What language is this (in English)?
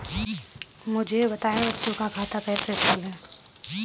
Hindi